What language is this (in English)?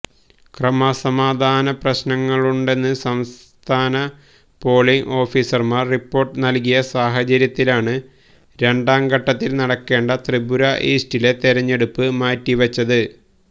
Malayalam